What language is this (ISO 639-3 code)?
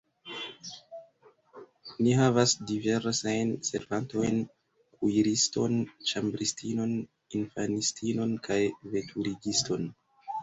epo